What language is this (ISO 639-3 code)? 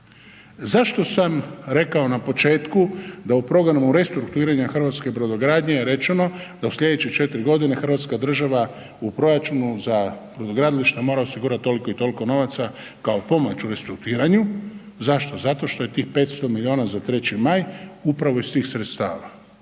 hrv